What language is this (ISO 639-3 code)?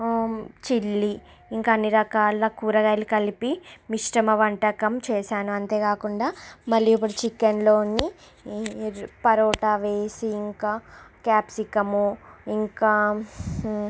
tel